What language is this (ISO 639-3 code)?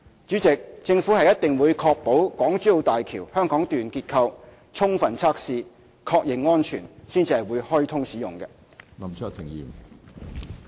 yue